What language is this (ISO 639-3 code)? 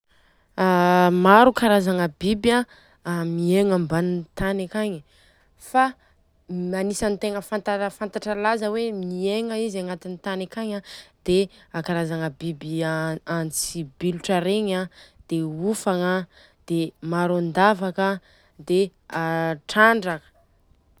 bzc